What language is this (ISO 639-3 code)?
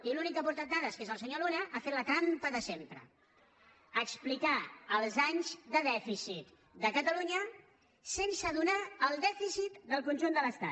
cat